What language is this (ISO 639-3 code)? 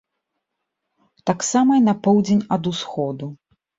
bel